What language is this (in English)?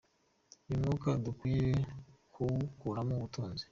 Kinyarwanda